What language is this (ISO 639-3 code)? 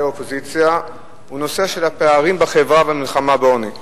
heb